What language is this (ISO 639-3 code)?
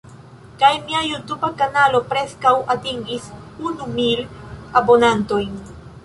epo